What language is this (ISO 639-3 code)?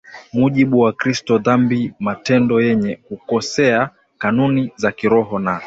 swa